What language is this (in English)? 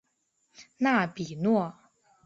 Chinese